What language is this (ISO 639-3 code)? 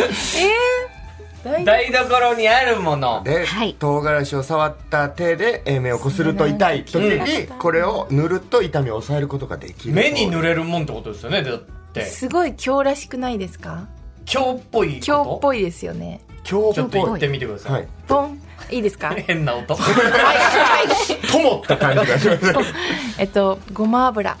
jpn